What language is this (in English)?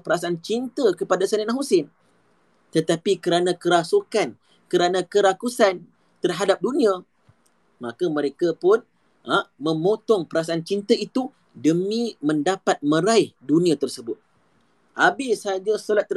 Malay